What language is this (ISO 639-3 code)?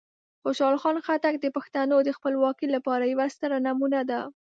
pus